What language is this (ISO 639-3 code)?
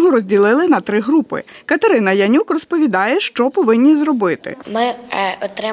ukr